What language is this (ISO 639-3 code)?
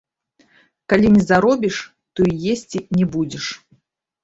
bel